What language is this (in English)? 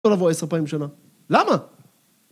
Hebrew